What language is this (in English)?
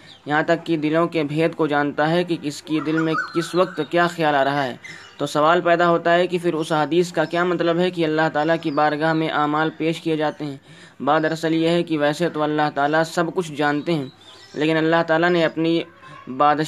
Urdu